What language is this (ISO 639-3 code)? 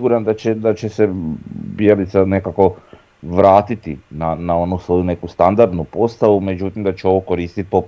hrv